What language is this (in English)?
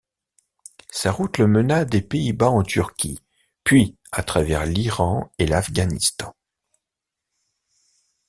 French